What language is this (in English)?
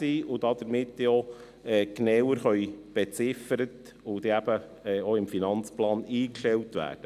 Swiss German